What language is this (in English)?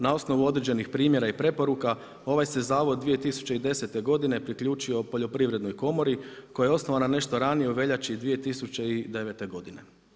Croatian